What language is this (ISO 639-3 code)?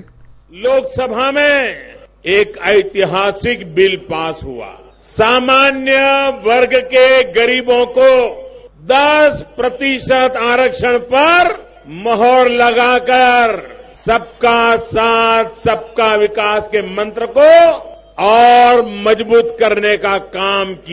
mar